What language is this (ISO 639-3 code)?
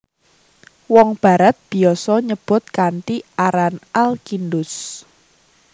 jav